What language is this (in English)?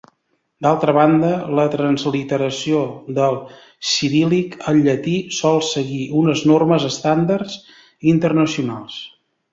Catalan